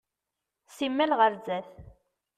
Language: Kabyle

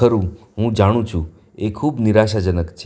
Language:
Gujarati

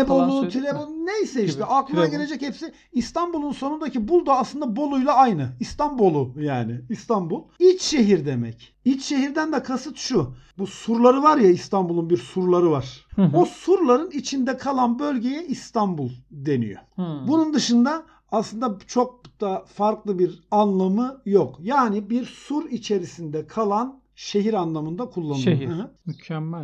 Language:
Turkish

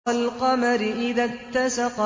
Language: Arabic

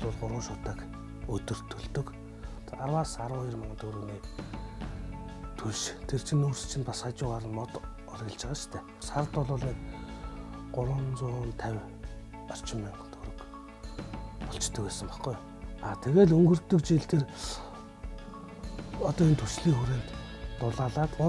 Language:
Korean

